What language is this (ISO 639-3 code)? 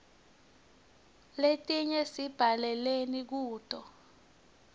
ssw